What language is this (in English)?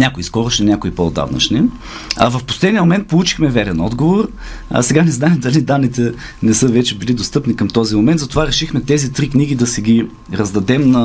Bulgarian